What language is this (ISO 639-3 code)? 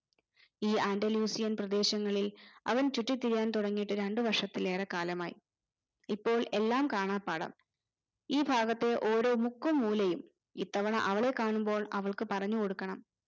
mal